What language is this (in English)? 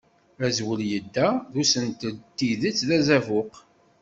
Kabyle